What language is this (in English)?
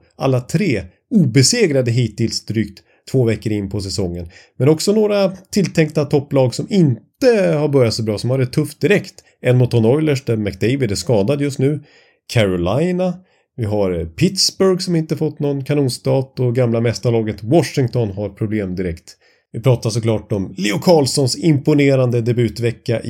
Swedish